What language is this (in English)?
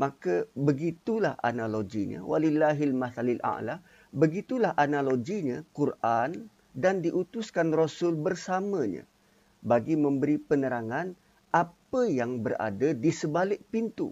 Malay